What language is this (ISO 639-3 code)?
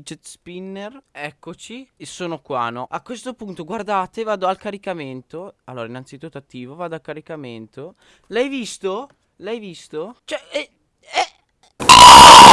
ita